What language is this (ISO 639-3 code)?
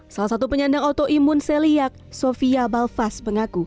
ind